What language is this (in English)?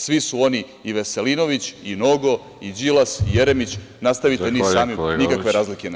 Serbian